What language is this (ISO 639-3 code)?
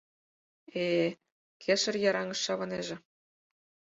chm